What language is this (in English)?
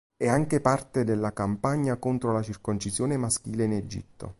Italian